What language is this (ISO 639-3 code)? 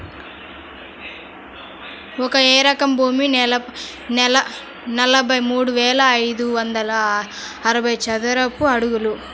tel